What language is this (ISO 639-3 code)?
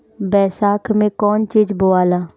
bho